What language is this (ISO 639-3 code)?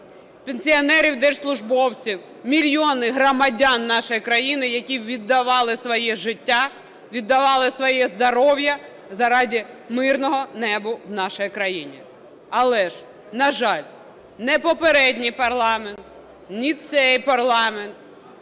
ukr